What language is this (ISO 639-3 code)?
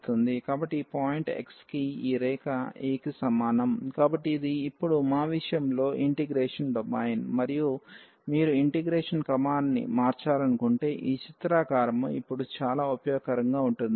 tel